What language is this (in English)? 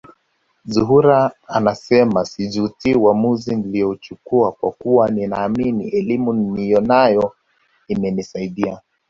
Swahili